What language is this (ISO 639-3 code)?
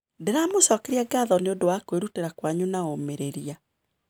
kik